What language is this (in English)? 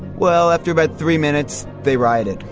English